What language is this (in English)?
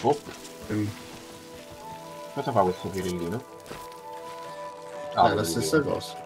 Italian